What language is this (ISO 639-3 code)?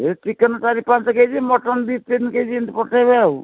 ori